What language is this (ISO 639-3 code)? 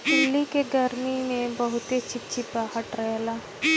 bho